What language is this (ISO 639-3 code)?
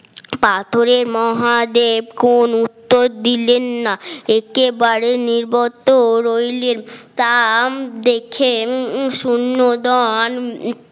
ben